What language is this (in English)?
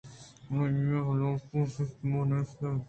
Eastern Balochi